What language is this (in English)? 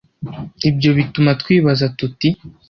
Kinyarwanda